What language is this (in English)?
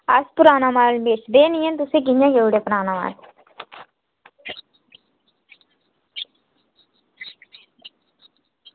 Dogri